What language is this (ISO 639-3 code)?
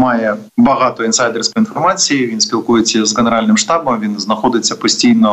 ukr